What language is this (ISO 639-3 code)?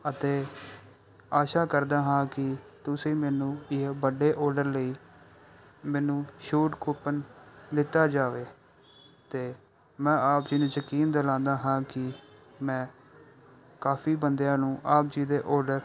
pan